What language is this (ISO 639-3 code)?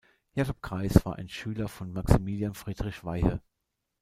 deu